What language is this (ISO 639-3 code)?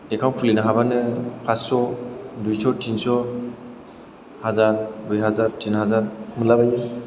brx